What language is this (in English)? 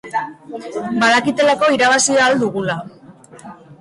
Basque